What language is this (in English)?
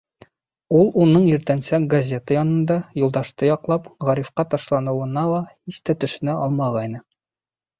Bashkir